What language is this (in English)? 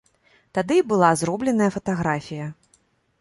Belarusian